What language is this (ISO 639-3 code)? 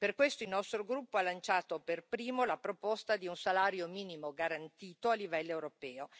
ita